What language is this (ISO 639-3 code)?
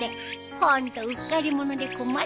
jpn